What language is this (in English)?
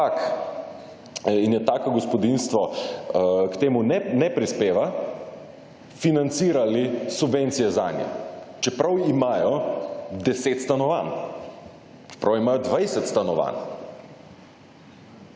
Slovenian